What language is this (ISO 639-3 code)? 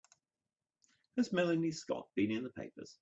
eng